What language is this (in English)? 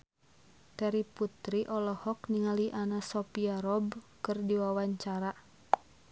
Sundanese